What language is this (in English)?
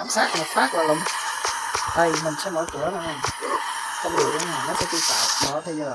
Vietnamese